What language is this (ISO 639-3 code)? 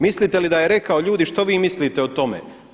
hrv